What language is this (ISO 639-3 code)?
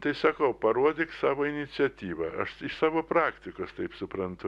lit